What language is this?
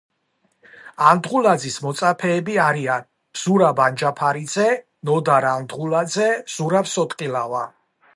Georgian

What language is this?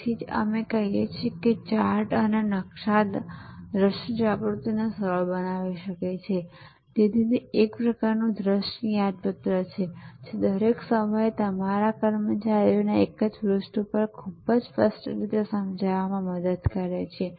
Gujarati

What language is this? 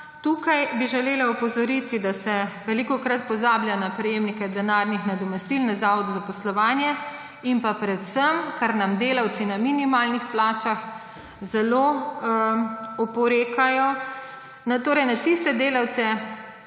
Slovenian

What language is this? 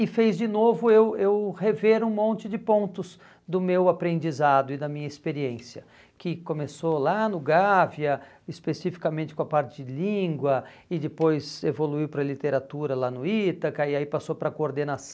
Portuguese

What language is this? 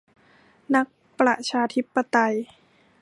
Thai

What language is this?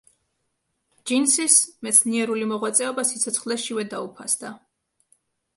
Georgian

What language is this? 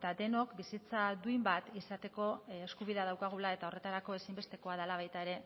Basque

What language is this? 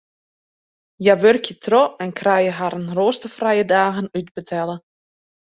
Western Frisian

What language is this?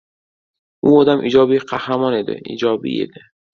Uzbek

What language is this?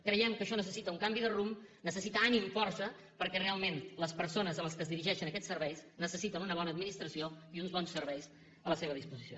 Catalan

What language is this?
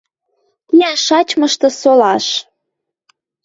Western Mari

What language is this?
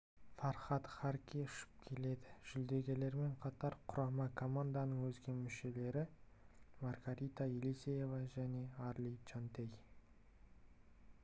Kazakh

